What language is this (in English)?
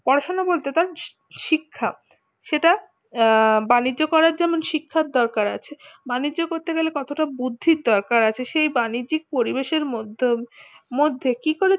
Bangla